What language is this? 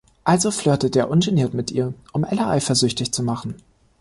German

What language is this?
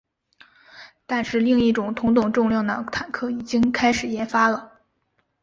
Chinese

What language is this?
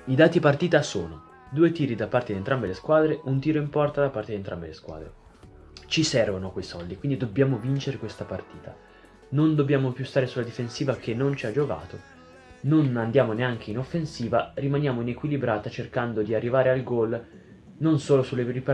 Italian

